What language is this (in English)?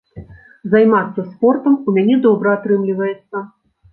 Belarusian